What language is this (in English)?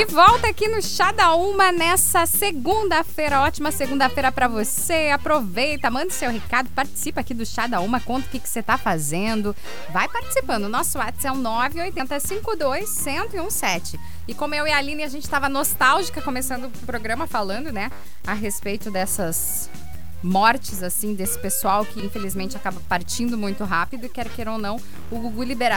Portuguese